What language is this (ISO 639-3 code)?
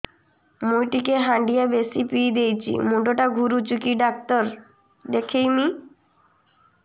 ori